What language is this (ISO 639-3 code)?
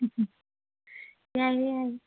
mni